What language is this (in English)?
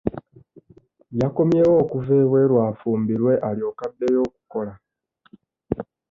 Ganda